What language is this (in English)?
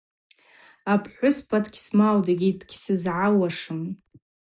Abaza